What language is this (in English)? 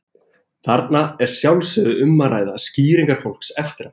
Icelandic